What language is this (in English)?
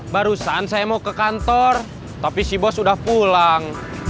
Indonesian